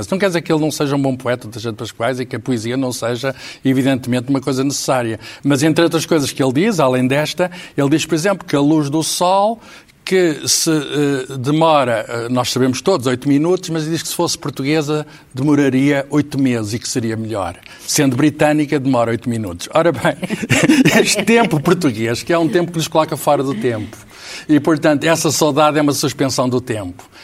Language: Portuguese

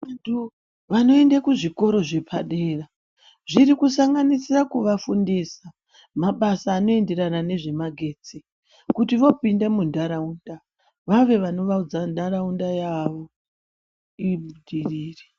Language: Ndau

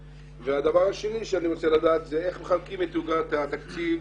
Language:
Hebrew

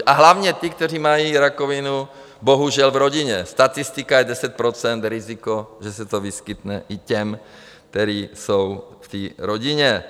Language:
Czech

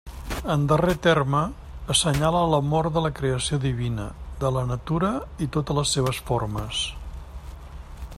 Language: Catalan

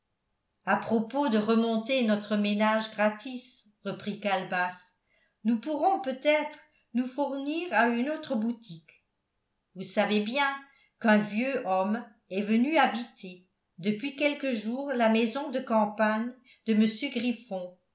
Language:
French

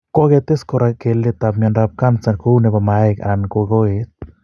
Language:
Kalenjin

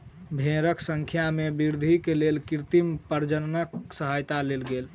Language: Maithili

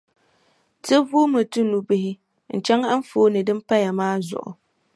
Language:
Dagbani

